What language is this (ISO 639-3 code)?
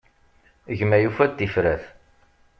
kab